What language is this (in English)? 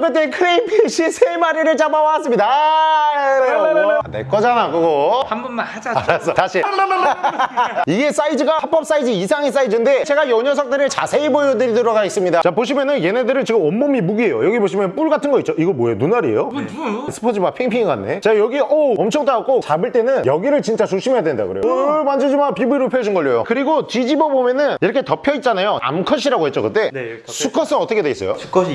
Korean